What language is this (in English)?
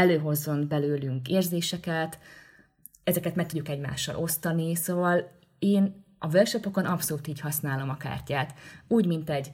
Hungarian